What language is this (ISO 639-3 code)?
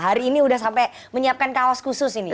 ind